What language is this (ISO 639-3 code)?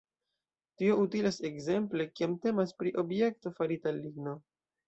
epo